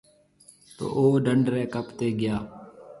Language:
Marwari (Pakistan)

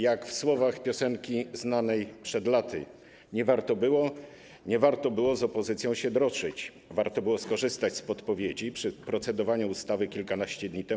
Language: Polish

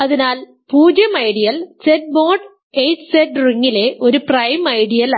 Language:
Malayalam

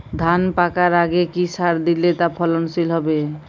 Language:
Bangla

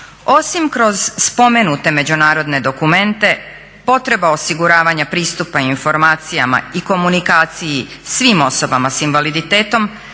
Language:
Croatian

